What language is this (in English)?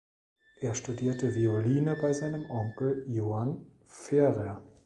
German